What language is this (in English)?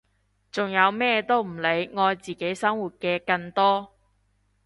Cantonese